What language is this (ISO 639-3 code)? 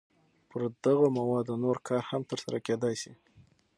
pus